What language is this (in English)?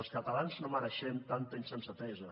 Catalan